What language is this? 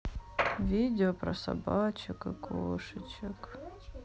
Russian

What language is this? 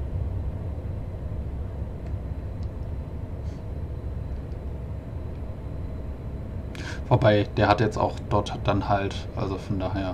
German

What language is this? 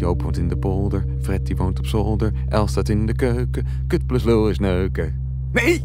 Dutch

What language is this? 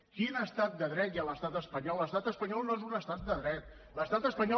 Catalan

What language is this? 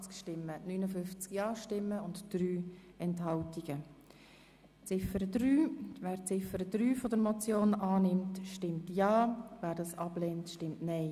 Swiss German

